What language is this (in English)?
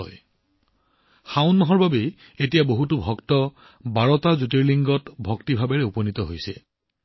Assamese